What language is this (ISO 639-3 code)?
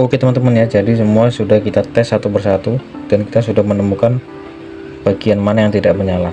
ind